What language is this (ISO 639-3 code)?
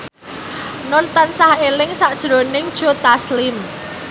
jav